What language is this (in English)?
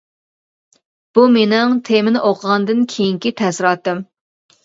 Uyghur